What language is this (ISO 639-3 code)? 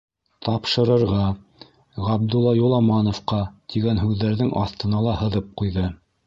bak